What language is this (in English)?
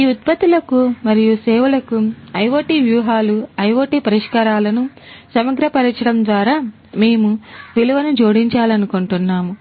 Telugu